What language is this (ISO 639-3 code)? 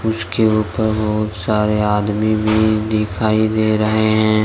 hin